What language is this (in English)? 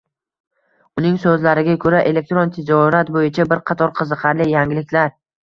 Uzbek